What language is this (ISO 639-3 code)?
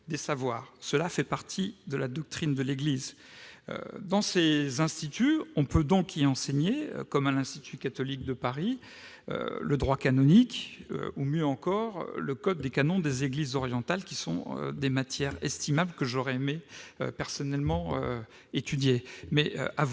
fra